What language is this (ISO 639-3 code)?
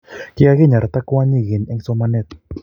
kln